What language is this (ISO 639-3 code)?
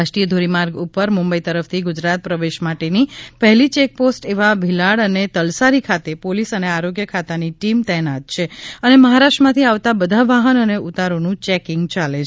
guj